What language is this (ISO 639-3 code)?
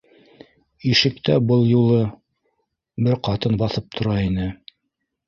bak